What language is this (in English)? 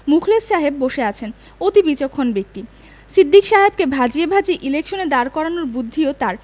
Bangla